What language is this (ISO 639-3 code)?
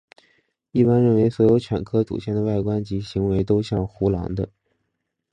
zho